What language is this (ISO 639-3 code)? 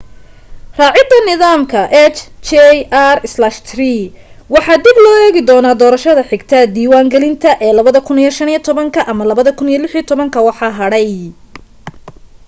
som